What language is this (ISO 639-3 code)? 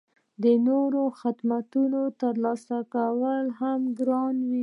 pus